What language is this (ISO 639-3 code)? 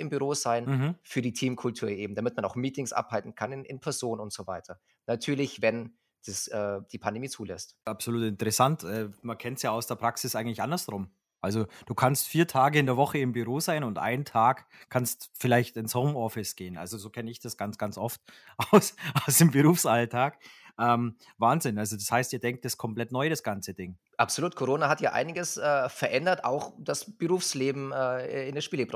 deu